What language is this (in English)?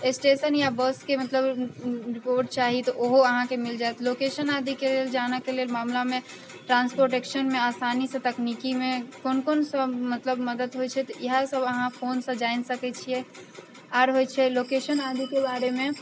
Maithili